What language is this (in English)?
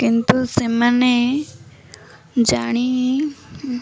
Odia